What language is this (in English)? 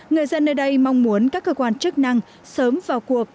Vietnamese